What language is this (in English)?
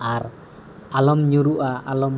Santali